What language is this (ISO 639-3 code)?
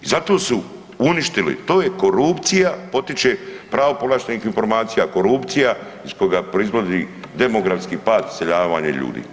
hrv